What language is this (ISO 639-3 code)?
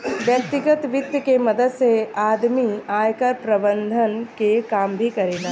bho